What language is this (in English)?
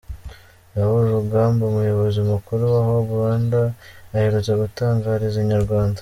Kinyarwanda